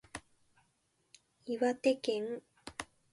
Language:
Japanese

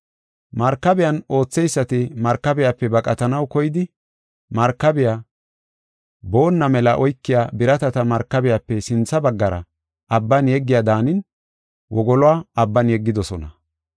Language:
Gofa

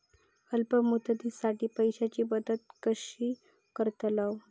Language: Marathi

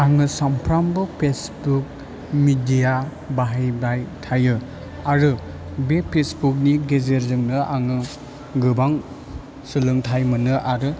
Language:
Bodo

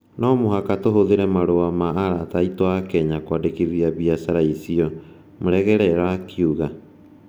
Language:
Kikuyu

